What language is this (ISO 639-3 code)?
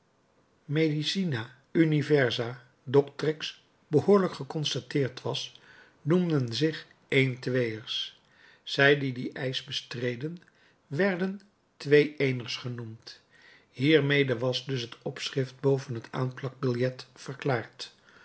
nld